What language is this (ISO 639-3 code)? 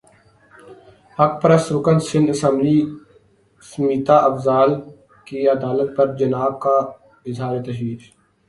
urd